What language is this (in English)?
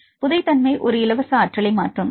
Tamil